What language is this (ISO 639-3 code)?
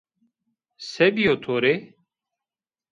zza